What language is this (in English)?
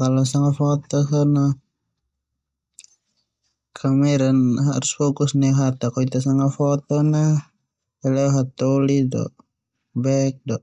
Termanu